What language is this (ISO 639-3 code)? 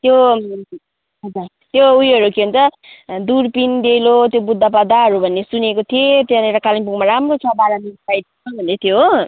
nep